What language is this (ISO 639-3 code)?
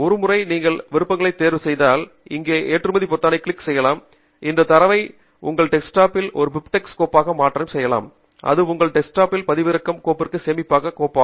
tam